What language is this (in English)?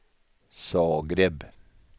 Swedish